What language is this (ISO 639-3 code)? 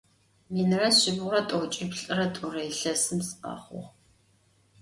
ady